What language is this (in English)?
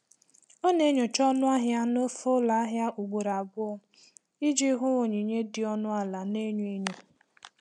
Igbo